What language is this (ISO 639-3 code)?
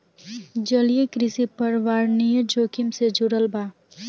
bho